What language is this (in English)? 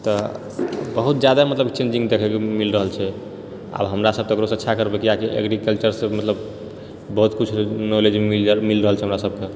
Maithili